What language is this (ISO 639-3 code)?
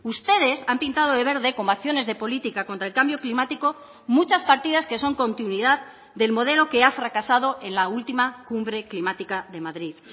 spa